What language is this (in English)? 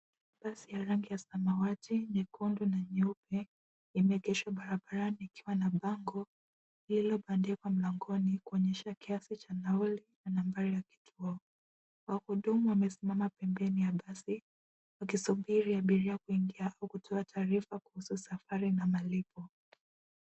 Swahili